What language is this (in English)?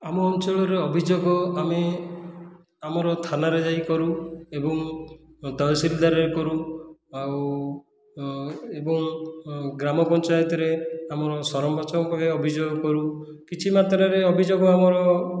Odia